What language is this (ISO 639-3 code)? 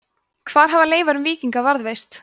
isl